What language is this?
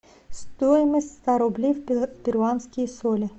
Russian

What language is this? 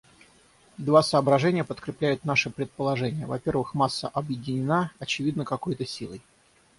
Russian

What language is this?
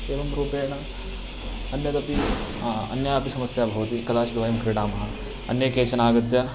Sanskrit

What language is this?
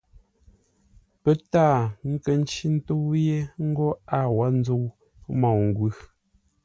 Ngombale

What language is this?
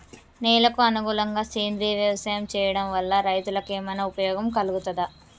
Telugu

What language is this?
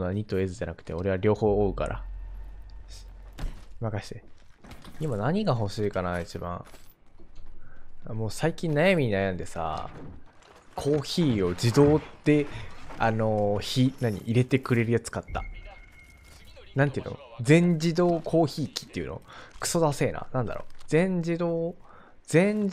Japanese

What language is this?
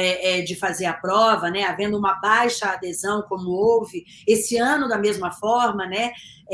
Portuguese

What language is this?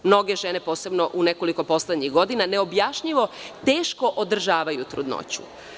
Serbian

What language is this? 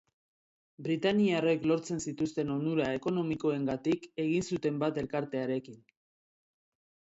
Basque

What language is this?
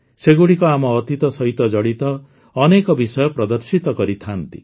Odia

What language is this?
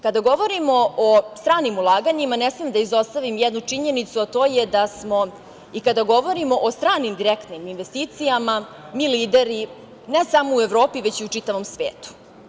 Serbian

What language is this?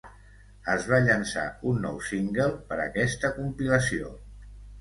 Catalan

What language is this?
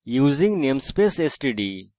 Bangla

